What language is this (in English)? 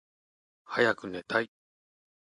Japanese